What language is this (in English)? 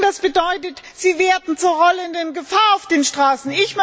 German